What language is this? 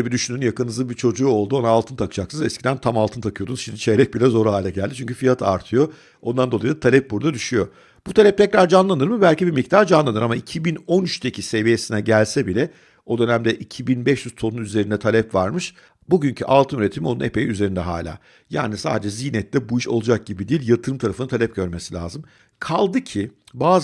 Turkish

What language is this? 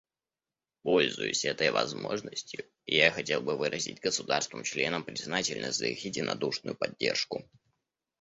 Russian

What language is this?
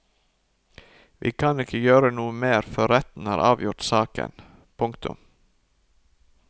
Norwegian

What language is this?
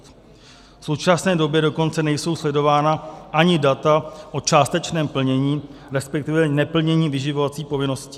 Czech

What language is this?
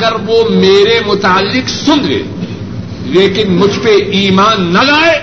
Urdu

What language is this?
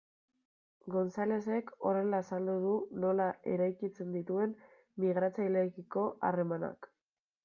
Basque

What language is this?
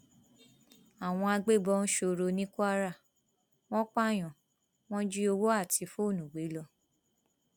Yoruba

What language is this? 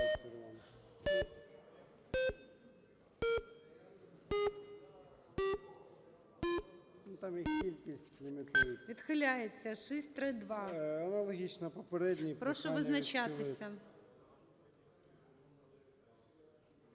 Ukrainian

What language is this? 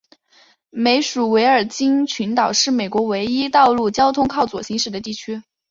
Chinese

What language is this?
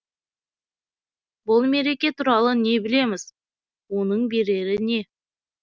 Kazakh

